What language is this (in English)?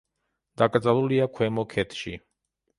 Georgian